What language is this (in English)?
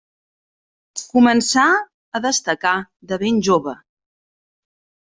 Catalan